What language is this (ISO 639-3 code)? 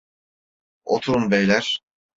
tur